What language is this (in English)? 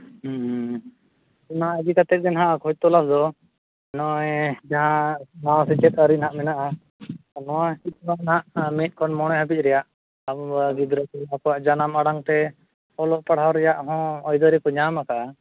Santali